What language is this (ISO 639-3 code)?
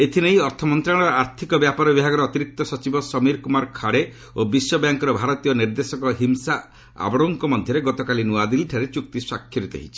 ori